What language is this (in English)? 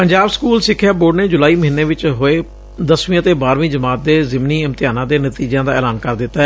Punjabi